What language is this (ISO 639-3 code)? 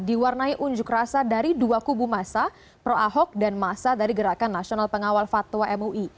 ind